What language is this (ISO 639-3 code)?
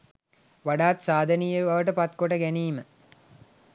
sin